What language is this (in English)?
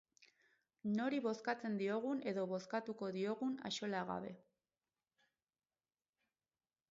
Basque